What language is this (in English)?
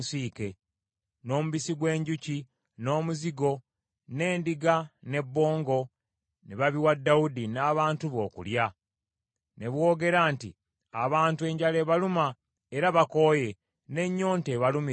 Ganda